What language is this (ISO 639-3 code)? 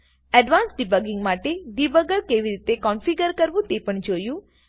guj